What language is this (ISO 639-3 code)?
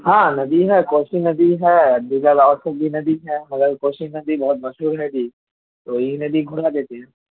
urd